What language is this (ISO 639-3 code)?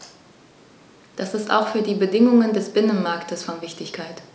deu